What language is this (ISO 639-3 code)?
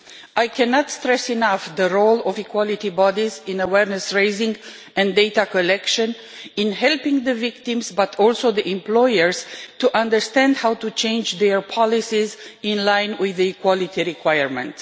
eng